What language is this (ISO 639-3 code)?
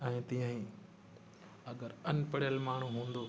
snd